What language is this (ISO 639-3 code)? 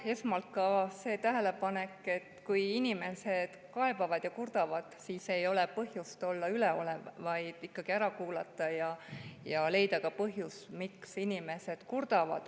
est